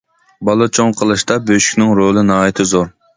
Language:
Uyghur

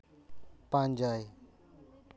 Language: Santali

